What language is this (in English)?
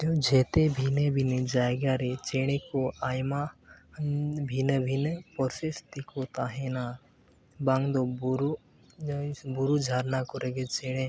Santali